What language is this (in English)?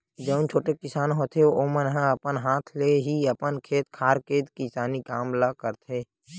Chhattisgarhi